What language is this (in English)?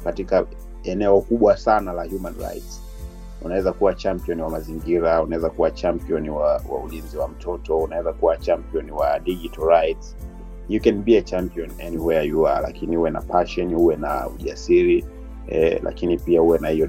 Swahili